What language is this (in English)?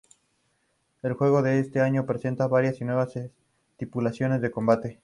Spanish